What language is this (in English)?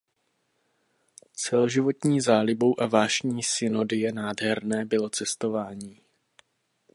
Czech